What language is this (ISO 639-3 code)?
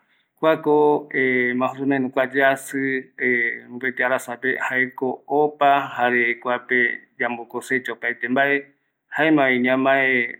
gui